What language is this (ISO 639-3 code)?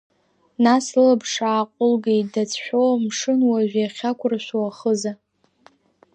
abk